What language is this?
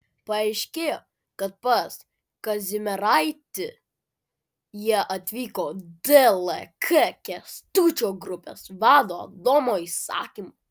Lithuanian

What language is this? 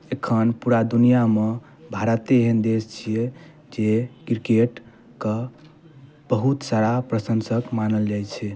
Maithili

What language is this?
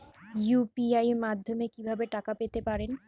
Bangla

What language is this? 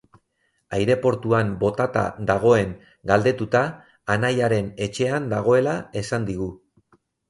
Basque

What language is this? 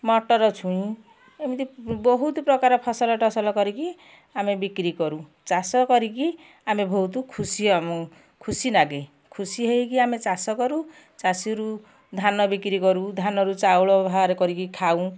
Odia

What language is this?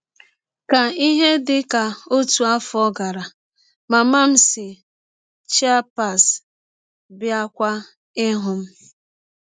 Igbo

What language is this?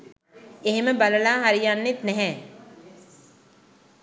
Sinhala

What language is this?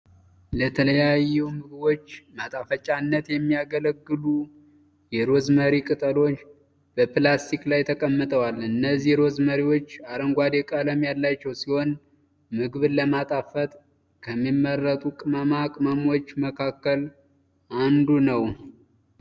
Amharic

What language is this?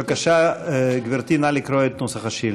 Hebrew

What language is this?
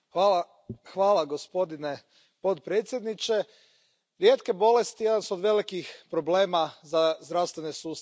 Croatian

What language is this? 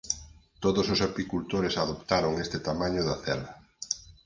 Galician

